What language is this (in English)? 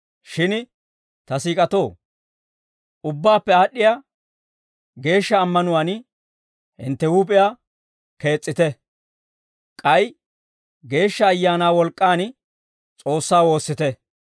Dawro